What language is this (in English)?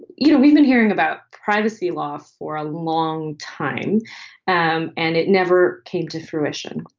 English